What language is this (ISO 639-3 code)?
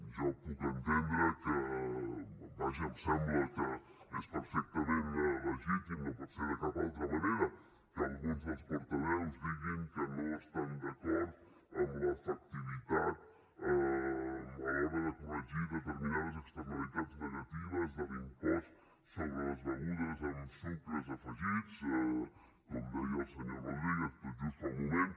cat